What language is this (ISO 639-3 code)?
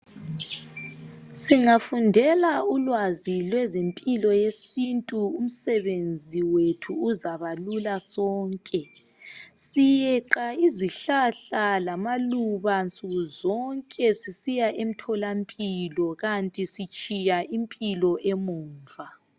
nde